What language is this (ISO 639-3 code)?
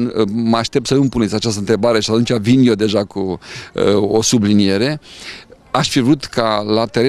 ron